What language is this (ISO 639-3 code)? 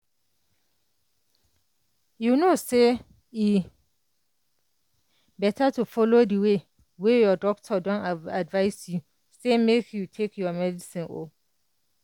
pcm